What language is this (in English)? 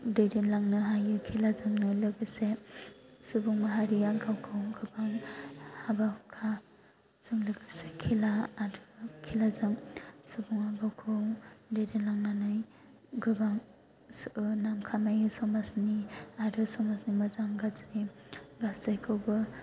Bodo